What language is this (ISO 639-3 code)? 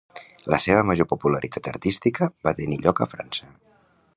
cat